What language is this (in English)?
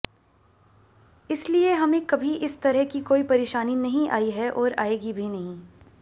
Hindi